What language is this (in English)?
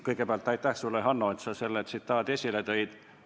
Estonian